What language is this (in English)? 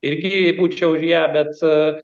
Lithuanian